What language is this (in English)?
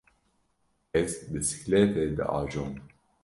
Kurdish